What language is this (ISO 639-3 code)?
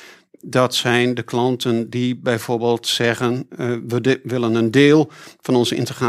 nld